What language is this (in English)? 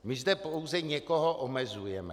Czech